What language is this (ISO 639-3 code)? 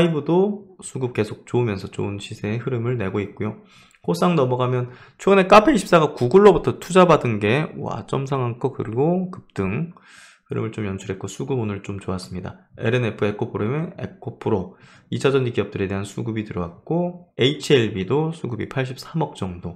kor